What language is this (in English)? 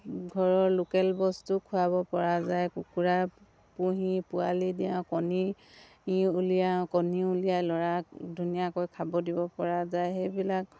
Assamese